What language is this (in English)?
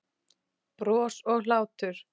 Icelandic